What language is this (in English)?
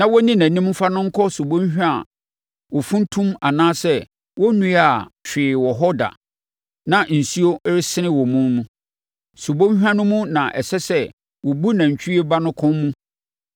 Akan